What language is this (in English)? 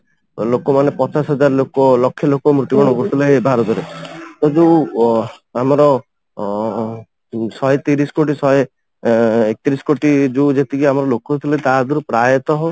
Odia